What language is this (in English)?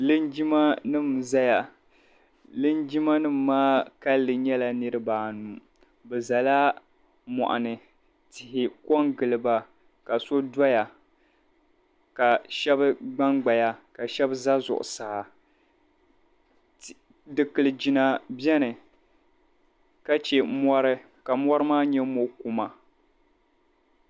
Dagbani